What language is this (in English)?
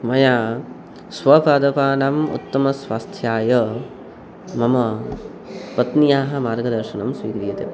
Sanskrit